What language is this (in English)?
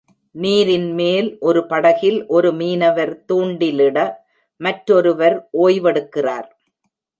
Tamil